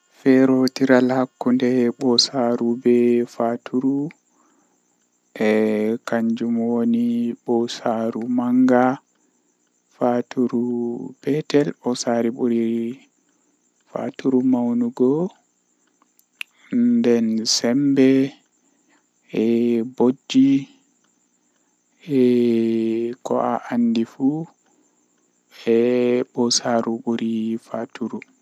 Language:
Western Niger Fulfulde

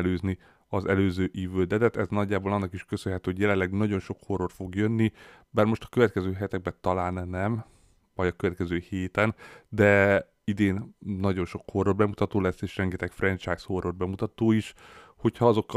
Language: Hungarian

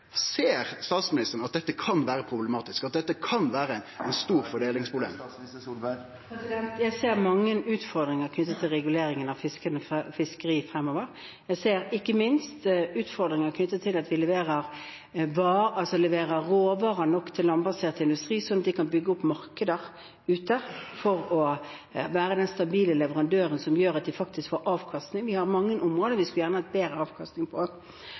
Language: Norwegian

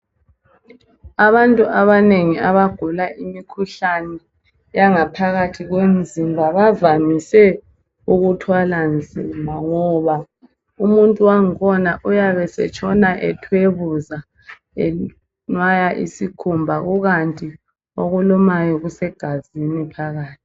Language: North Ndebele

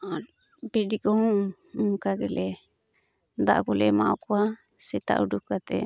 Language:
Santali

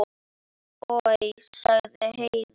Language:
Icelandic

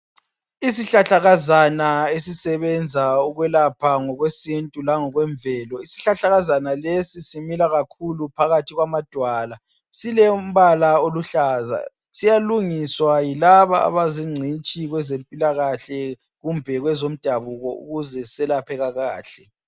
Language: North Ndebele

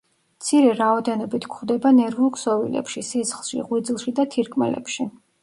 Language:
Georgian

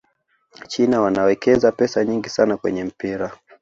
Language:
Swahili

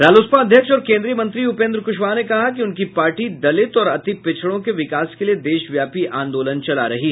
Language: Hindi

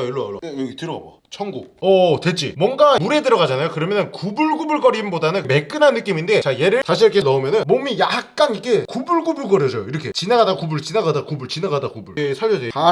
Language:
Korean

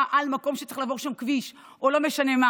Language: Hebrew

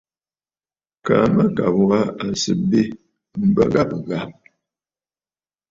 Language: Bafut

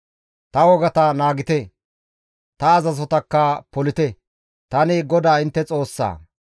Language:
Gamo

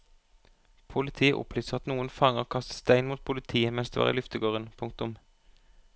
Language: Norwegian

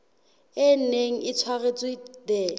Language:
Southern Sotho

